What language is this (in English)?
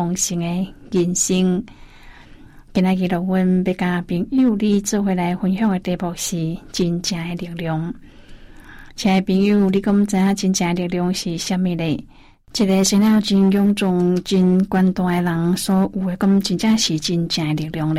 Chinese